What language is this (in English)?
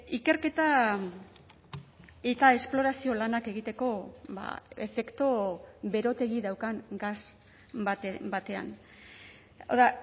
Basque